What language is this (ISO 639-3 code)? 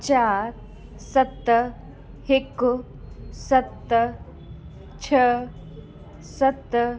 snd